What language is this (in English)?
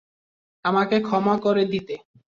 Bangla